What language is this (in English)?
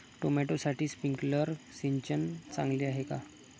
Marathi